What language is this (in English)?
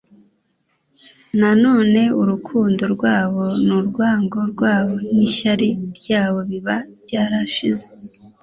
Kinyarwanda